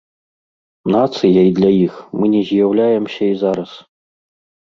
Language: Belarusian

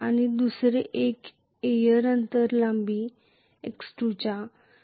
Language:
Marathi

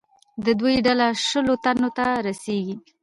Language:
Pashto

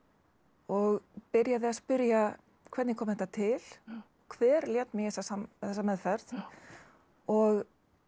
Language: Icelandic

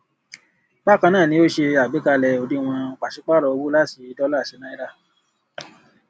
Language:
Yoruba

